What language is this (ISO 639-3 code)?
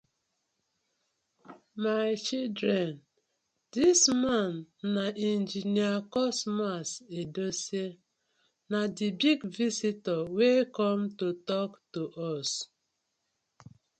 pcm